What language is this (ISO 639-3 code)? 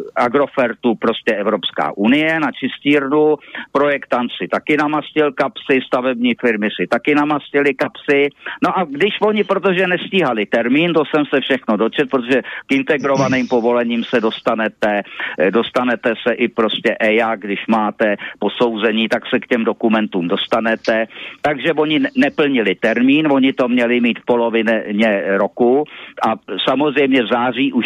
ces